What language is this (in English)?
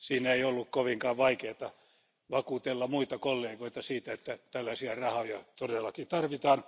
Finnish